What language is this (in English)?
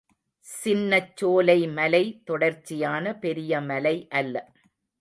Tamil